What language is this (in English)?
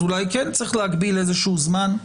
Hebrew